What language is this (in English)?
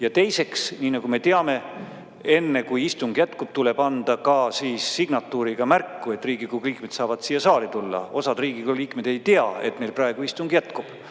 Estonian